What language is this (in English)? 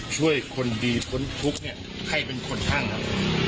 Thai